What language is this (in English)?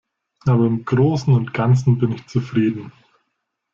German